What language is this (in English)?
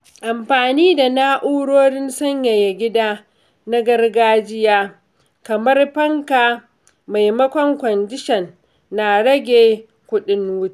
Hausa